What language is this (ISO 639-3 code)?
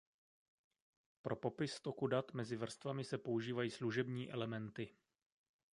ces